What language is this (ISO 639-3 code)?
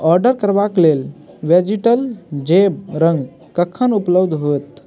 mai